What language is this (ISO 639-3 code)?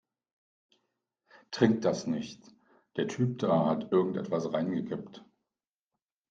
deu